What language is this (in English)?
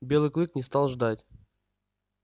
Russian